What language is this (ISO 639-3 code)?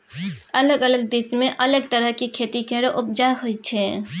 mai